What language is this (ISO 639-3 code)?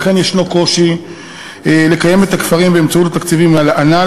heb